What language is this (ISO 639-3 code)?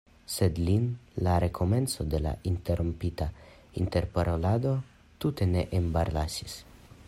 epo